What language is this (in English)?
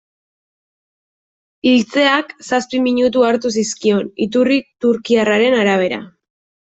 Basque